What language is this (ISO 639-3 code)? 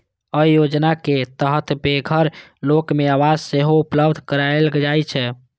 mai